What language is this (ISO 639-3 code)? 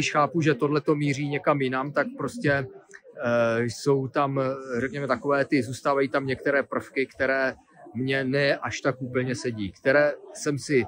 ces